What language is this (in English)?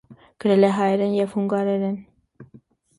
Armenian